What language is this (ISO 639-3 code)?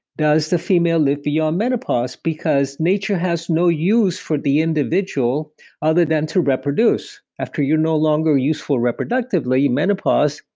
eng